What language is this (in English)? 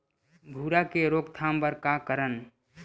Chhattisgarhi